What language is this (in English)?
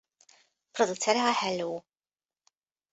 Hungarian